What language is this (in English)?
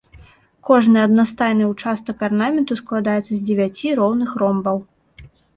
Belarusian